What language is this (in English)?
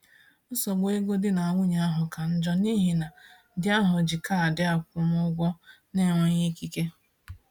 Igbo